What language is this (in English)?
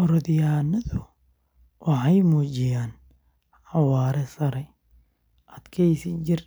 Somali